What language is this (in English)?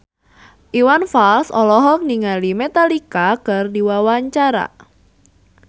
Sundanese